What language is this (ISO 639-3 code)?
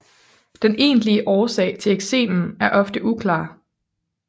dan